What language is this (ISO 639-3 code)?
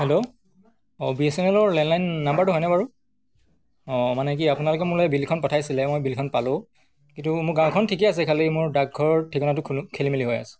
asm